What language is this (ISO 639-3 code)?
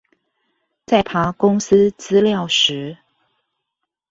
zho